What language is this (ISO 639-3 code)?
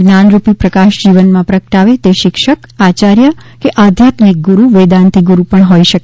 guj